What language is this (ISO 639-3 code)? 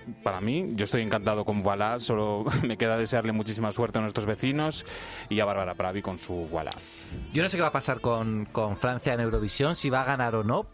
spa